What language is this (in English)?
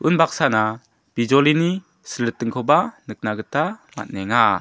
Garo